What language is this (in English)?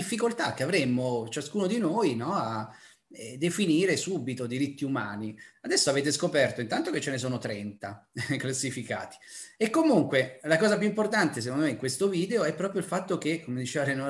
Italian